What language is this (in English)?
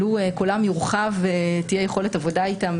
Hebrew